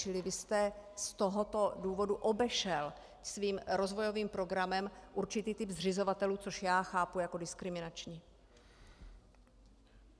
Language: Czech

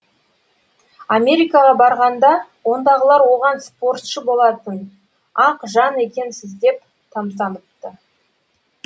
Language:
Kazakh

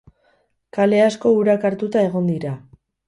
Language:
Basque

